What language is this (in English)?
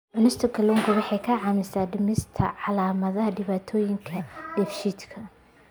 Somali